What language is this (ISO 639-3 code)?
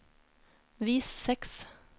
nor